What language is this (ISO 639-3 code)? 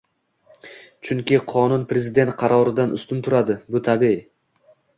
uzb